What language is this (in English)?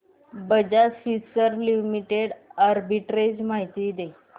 Marathi